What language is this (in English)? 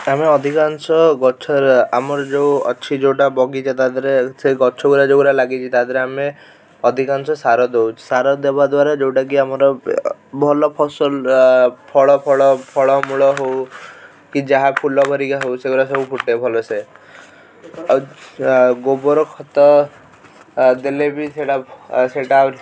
Odia